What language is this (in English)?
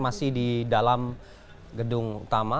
Indonesian